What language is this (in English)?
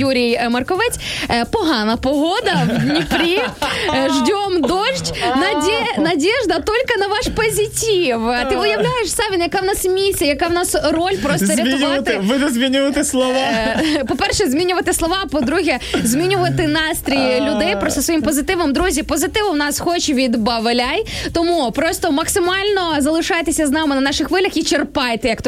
Ukrainian